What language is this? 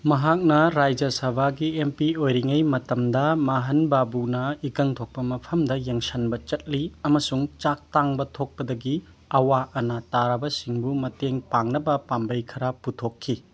Manipuri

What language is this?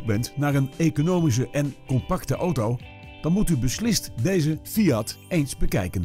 Dutch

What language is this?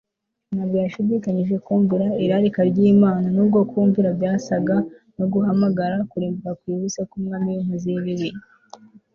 Kinyarwanda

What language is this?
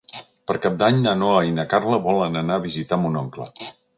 Catalan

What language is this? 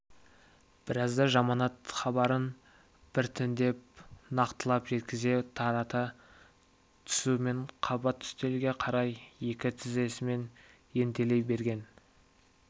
Kazakh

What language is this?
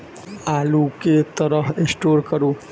Maithili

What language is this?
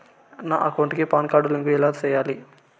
Telugu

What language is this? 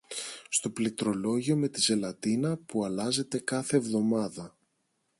Greek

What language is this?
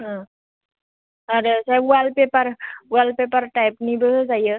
Bodo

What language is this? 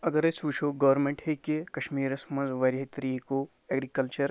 Kashmiri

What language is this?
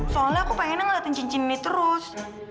Indonesian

